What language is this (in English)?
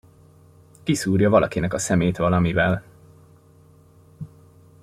Hungarian